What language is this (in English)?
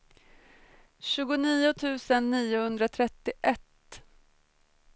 Swedish